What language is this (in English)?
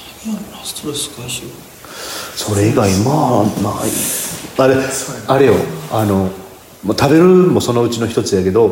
Japanese